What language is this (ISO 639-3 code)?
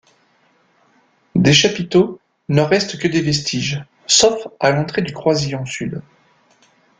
fra